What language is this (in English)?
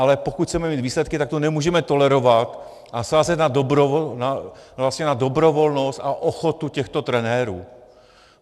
Czech